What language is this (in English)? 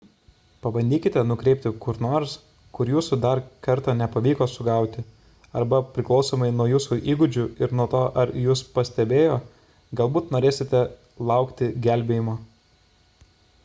Lithuanian